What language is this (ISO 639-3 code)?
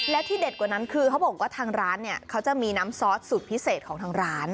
tha